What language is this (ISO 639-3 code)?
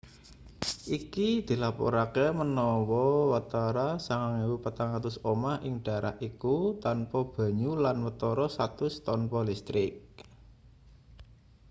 jav